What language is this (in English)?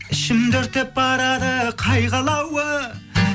Kazakh